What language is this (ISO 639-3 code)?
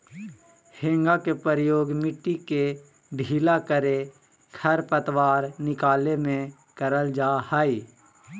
mag